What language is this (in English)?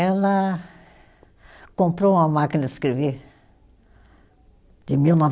Portuguese